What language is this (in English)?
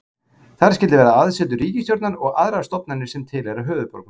Icelandic